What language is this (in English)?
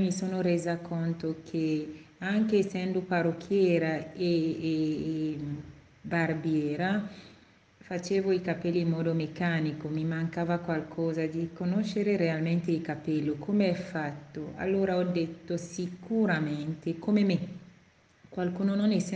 Italian